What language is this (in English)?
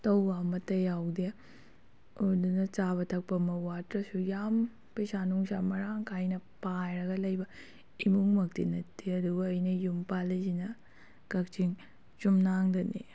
Manipuri